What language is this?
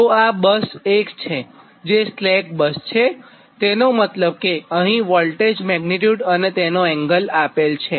Gujarati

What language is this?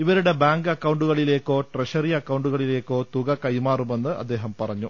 Malayalam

